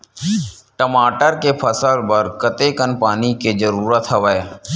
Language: Chhattisgarhi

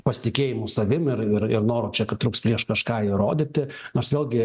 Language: Lithuanian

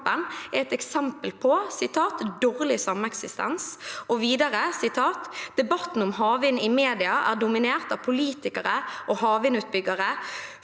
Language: Norwegian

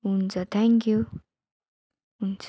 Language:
Nepali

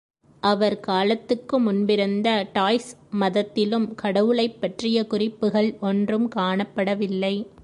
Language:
Tamil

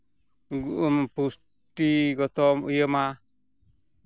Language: Santali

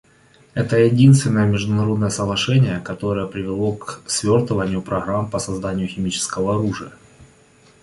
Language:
Russian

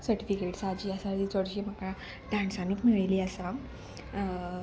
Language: Konkani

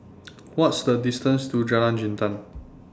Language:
English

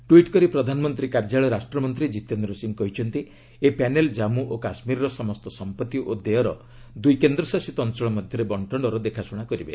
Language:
Odia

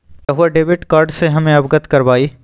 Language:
Magahi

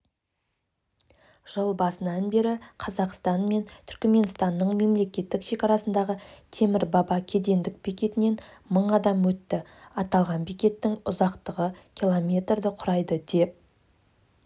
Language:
Kazakh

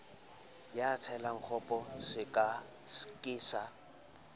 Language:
Southern Sotho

